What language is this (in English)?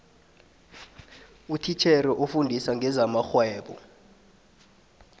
South Ndebele